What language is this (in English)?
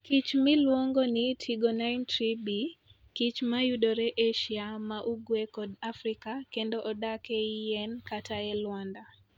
Luo (Kenya and Tanzania)